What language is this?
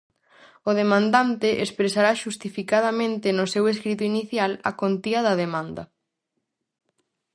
Galician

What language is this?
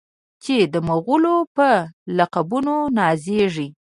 Pashto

